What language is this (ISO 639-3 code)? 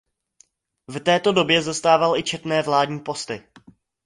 ces